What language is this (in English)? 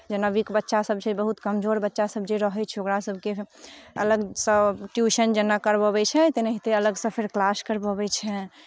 Maithili